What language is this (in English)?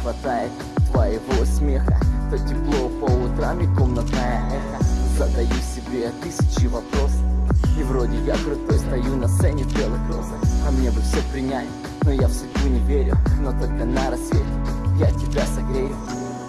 Ukrainian